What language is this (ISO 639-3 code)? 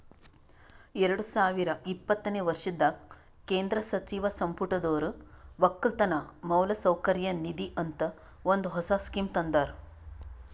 kan